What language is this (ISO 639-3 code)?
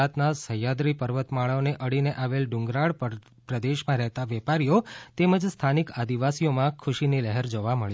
guj